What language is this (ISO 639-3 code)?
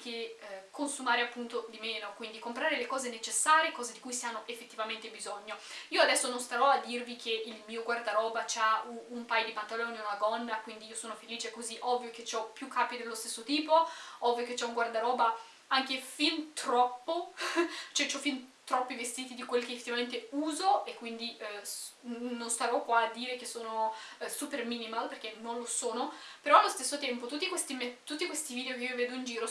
ita